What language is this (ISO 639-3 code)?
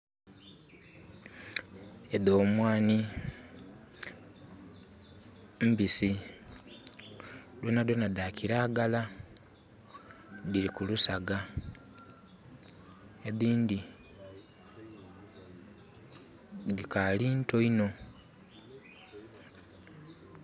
xog